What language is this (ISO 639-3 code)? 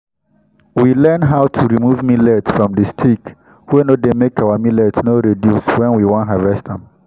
pcm